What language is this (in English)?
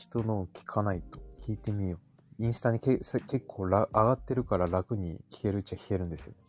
Japanese